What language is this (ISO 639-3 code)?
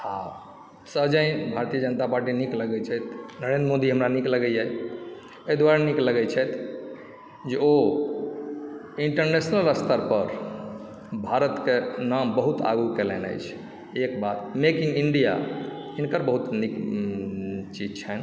mai